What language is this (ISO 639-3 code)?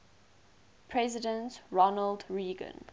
eng